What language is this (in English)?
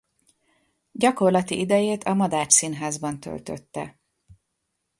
Hungarian